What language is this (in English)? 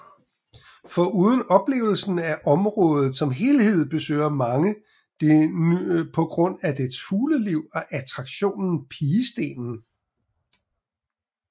Danish